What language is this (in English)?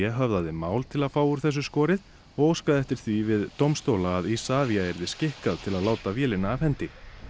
Icelandic